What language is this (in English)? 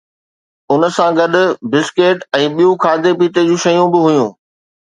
Sindhi